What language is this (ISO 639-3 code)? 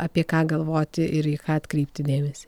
lit